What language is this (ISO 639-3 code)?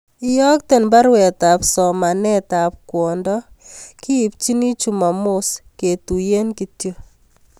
kln